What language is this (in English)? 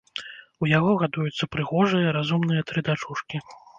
Belarusian